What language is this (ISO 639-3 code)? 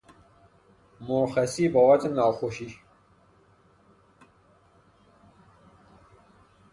fas